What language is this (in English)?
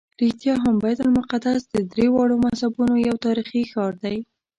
Pashto